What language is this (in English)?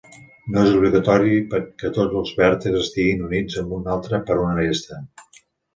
Catalan